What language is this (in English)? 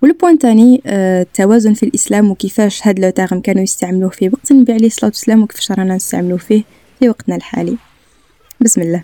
Arabic